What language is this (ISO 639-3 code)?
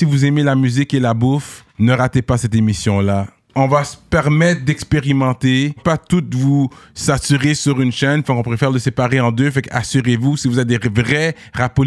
fra